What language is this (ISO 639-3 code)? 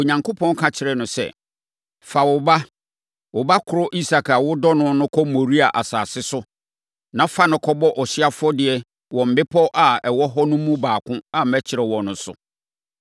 aka